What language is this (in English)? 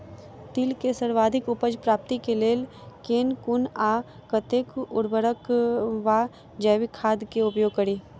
Maithili